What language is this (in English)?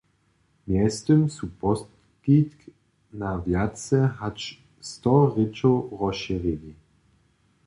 Upper Sorbian